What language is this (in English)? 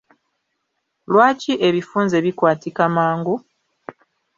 Ganda